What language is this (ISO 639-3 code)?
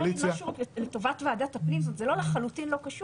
heb